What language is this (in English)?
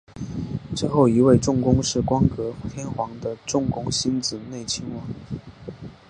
Chinese